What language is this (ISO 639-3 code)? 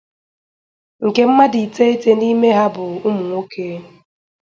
ibo